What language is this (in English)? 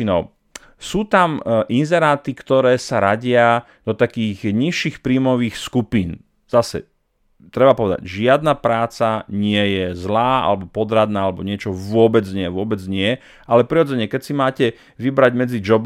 Slovak